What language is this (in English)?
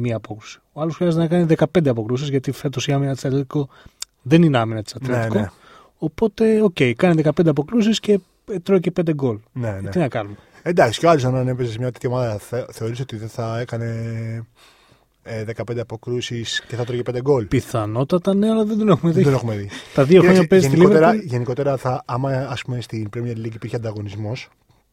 Greek